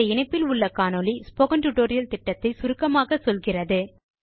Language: Tamil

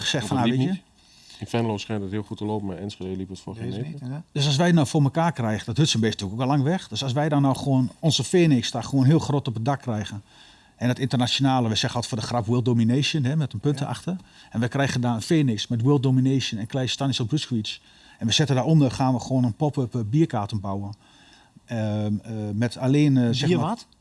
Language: Dutch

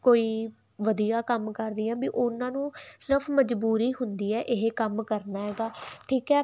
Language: Punjabi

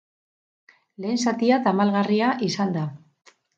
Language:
Basque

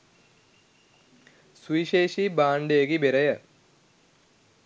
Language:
Sinhala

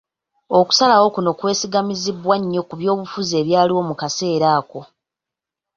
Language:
Ganda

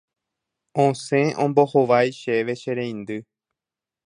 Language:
Guarani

